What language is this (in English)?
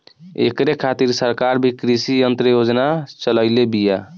Bhojpuri